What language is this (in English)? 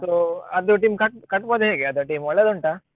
Kannada